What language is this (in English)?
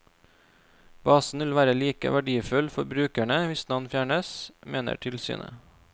Norwegian